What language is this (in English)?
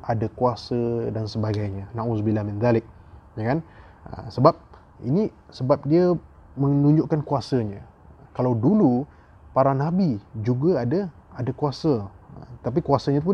Malay